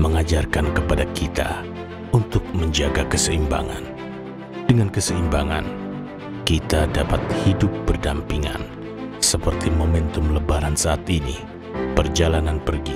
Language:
Indonesian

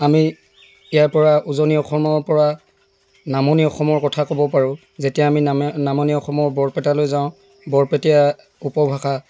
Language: Assamese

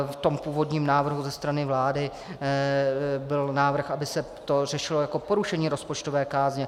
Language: Czech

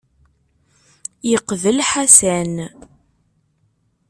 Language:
Kabyle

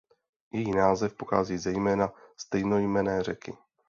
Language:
Czech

